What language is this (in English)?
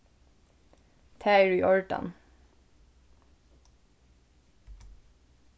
Faroese